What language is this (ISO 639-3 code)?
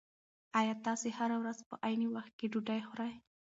pus